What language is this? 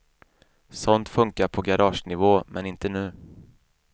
Swedish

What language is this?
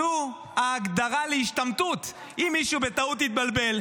Hebrew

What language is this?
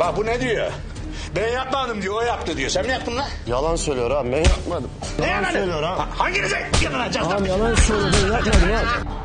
Turkish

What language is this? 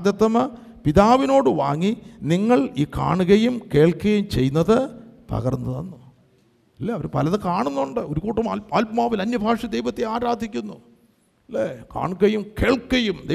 Malayalam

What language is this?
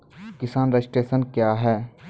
Maithili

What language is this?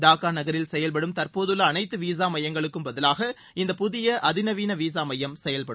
Tamil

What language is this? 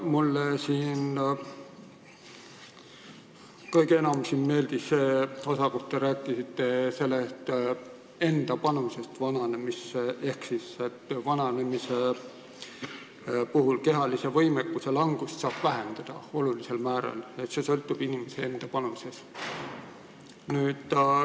Estonian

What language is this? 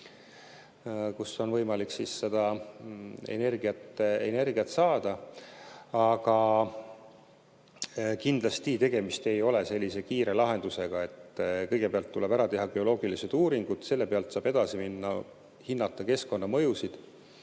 Estonian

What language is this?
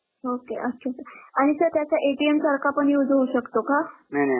Marathi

